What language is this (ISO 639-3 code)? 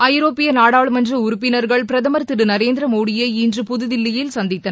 tam